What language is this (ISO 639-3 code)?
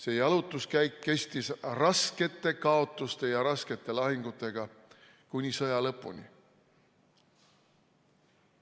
est